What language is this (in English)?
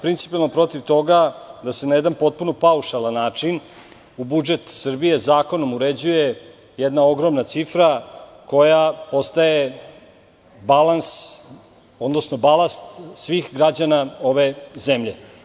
Serbian